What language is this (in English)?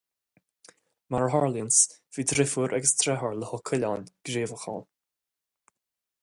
Irish